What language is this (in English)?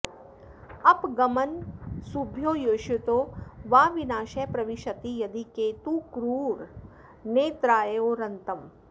Sanskrit